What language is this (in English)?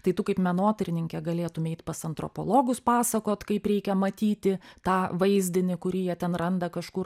Lithuanian